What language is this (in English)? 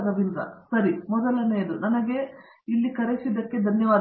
Kannada